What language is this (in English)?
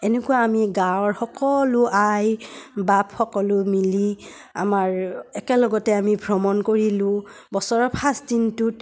Assamese